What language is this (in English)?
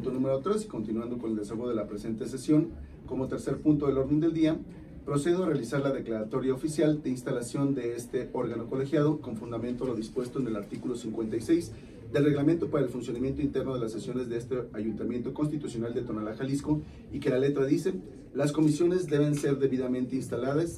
Spanish